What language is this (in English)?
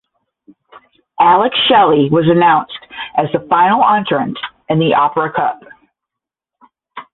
English